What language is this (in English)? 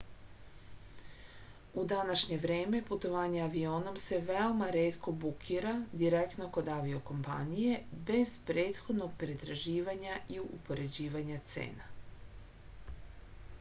Serbian